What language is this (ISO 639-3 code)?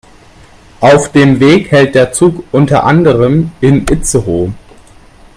deu